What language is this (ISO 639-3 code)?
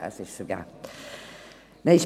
gsw